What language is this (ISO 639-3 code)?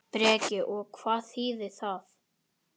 isl